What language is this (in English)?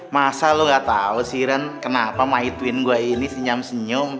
Indonesian